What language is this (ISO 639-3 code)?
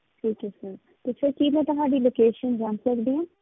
pan